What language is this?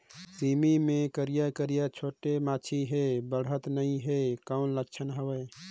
Chhattisgarhi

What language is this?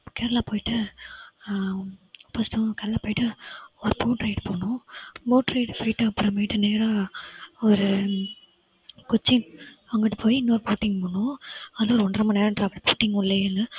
Tamil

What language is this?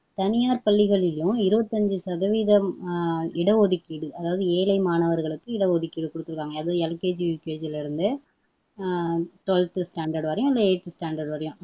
Tamil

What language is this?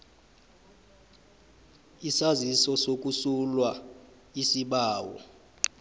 South Ndebele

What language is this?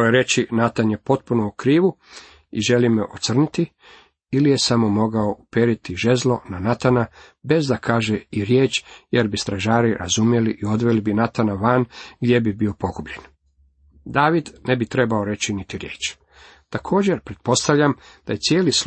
Croatian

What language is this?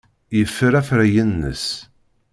Kabyle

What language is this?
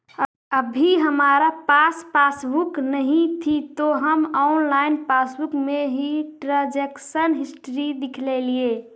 Magahi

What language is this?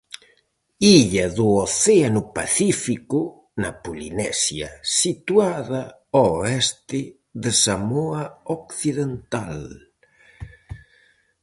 Galician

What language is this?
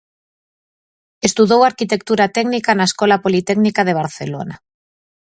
Galician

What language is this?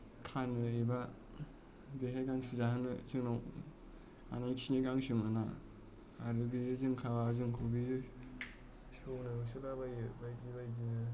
Bodo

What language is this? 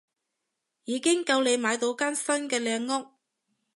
Cantonese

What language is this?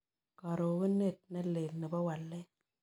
Kalenjin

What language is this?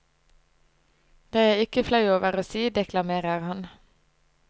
Norwegian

